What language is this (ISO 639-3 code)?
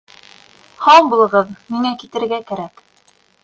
bak